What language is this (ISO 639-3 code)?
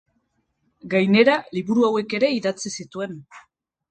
eus